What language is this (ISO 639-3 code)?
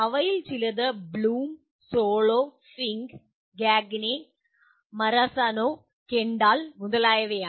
mal